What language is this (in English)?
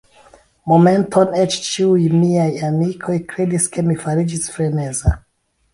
Esperanto